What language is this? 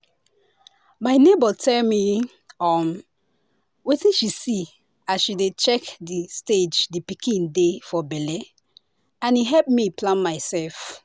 Nigerian Pidgin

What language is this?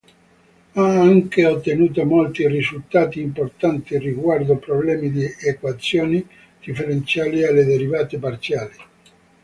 Italian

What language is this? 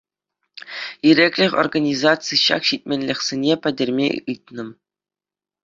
Chuvash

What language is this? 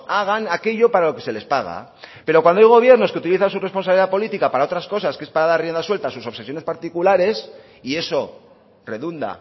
Spanish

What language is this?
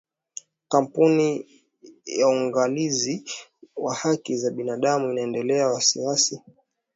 Swahili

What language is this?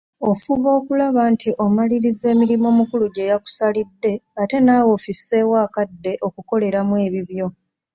Ganda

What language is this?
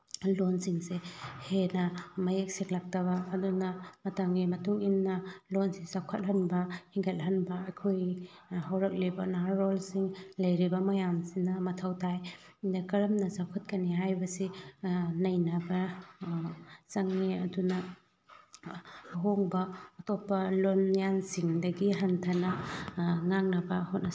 Manipuri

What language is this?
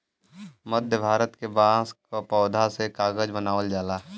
Bhojpuri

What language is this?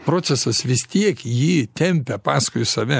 Lithuanian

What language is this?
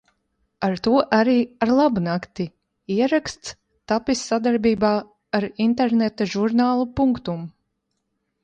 Latvian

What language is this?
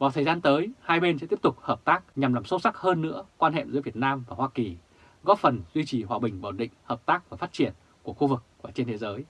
Vietnamese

